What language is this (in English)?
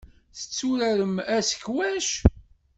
Kabyle